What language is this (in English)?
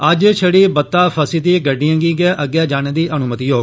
Dogri